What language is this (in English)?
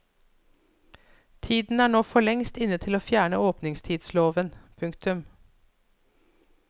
Norwegian